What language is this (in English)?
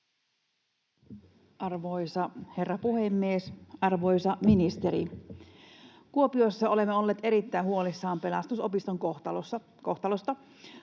Finnish